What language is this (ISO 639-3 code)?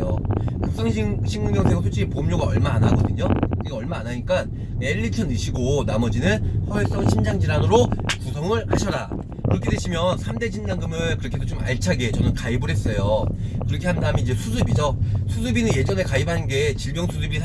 kor